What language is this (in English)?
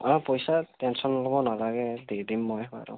Assamese